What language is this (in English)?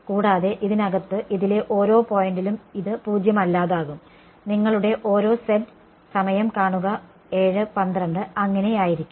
Malayalam